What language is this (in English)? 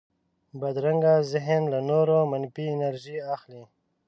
Pashto